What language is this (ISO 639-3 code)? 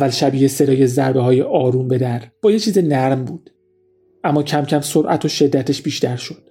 fas